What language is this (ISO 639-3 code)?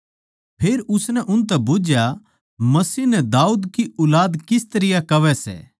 bgc